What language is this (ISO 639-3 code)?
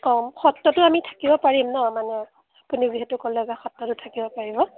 asm